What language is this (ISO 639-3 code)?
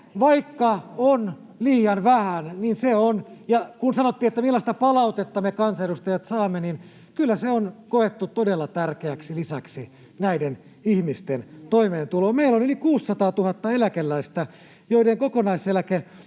fin